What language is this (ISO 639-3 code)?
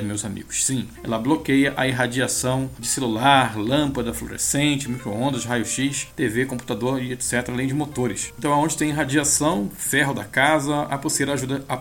por